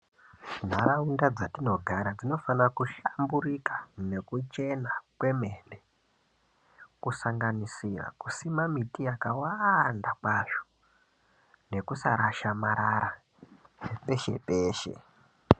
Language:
Ndau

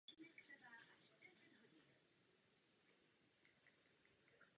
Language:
Czech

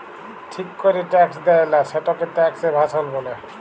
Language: Bangla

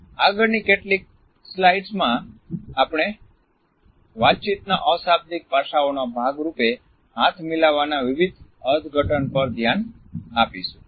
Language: Gujarati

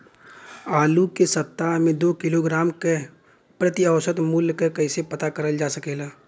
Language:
Bhojpuri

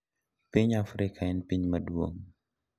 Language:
Luo (Kenya and Tanzania)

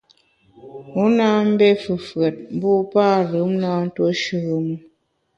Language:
Bamun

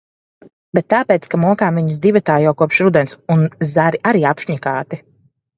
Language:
Latvian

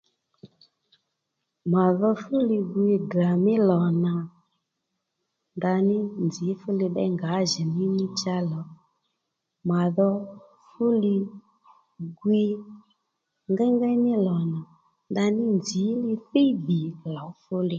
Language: Lendu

